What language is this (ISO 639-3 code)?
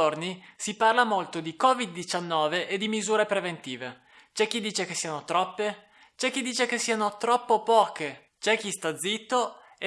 ita